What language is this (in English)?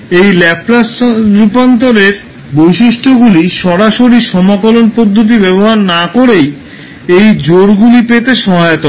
Bangla